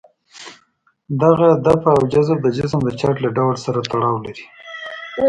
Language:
Pashto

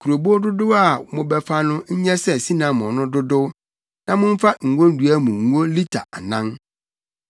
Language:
Akan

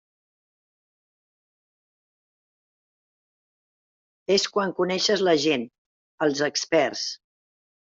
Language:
Catalan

